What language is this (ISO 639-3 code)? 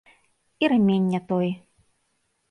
bel